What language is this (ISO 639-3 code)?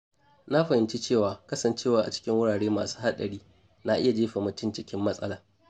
hau